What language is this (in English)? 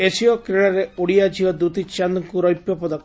Odia